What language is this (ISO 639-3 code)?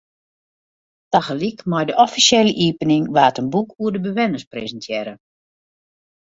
fry